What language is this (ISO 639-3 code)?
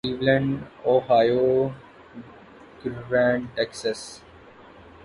urd